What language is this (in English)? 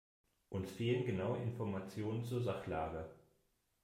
German